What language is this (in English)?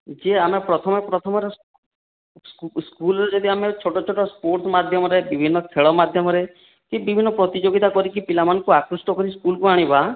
Odia